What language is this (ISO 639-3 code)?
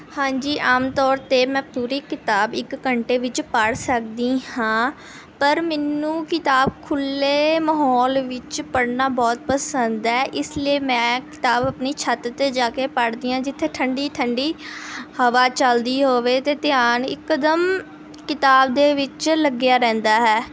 pan